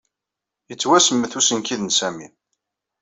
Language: Kabyle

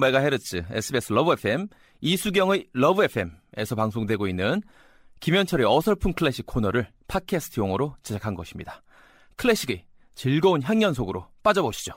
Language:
Korean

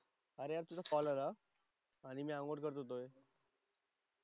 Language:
Marathi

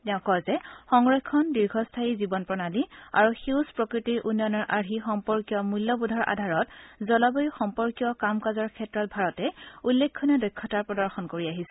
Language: Assamese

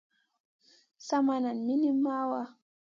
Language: Masana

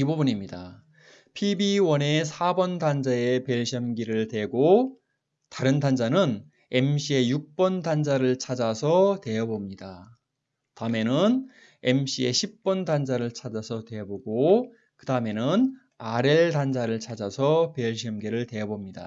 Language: Korean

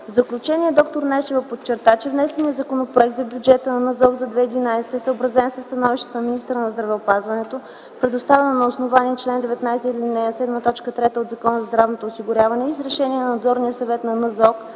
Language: Bulgarian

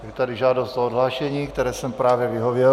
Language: Czech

